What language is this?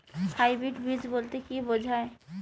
Bangla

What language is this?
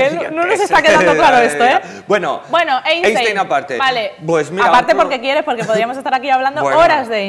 Spanish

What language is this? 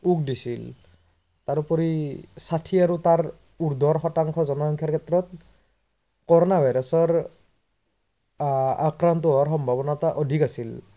Assamese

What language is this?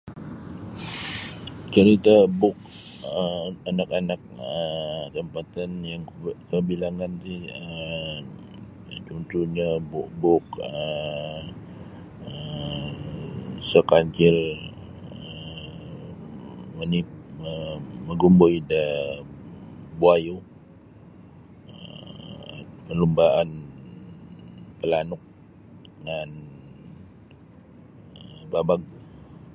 Sabah Bisaya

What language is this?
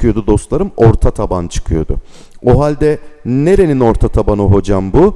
Turkish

